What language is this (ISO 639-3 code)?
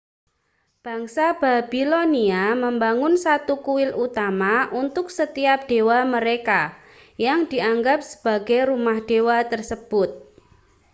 ind